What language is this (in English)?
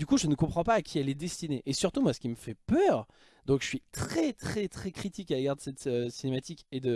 French